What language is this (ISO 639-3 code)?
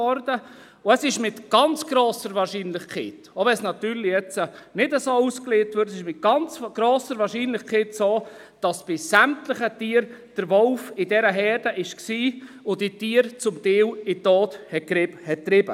gsw